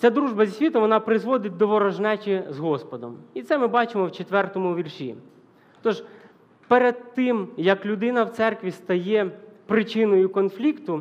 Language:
Ukrainian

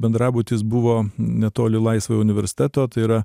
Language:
Lithuanian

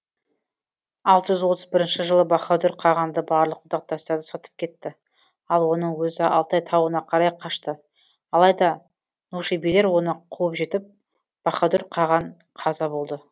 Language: Kazakh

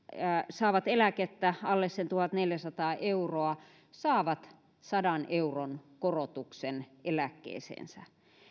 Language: Finnish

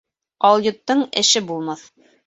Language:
Bashkir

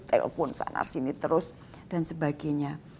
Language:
Indonesian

